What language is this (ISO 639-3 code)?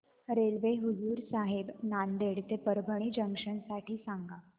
mar